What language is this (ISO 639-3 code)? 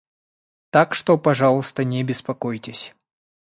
rus